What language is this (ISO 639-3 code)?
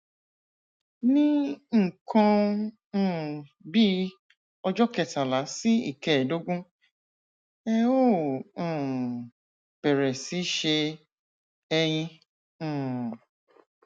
yor